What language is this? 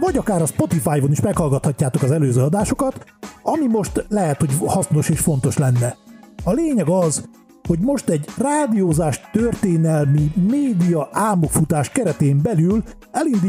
Hungarian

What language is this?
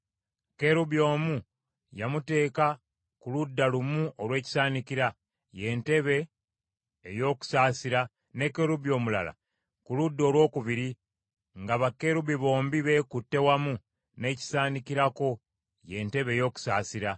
Ganda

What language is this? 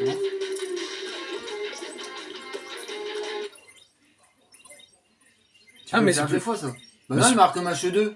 French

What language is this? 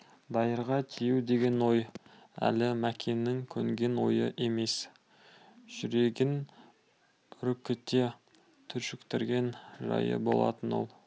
Kazakh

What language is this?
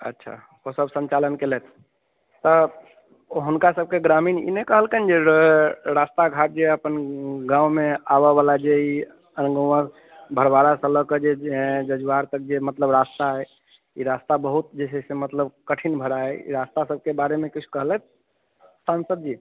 Maithili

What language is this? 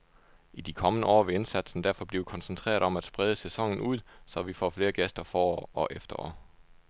Danish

